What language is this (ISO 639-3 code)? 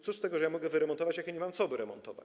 pol